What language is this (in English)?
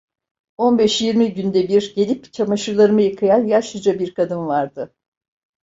Turkish